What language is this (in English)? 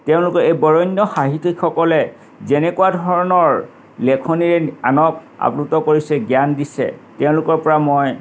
Assamese